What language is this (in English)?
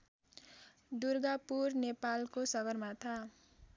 Nepali